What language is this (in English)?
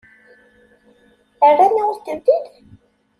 Kabyle